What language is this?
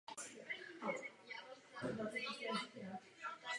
Czech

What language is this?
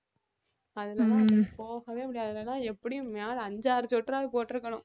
Tamil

